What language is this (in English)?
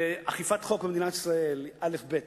Hebrew